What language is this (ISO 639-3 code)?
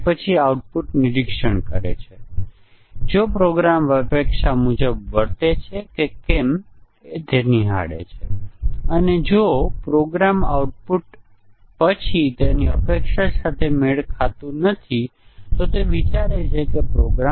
guj